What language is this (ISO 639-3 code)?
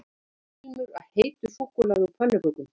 isl